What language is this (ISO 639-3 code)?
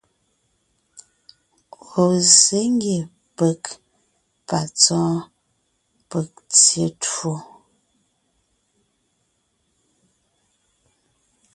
nnh